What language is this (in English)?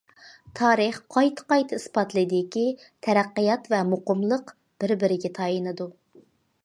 Uyghur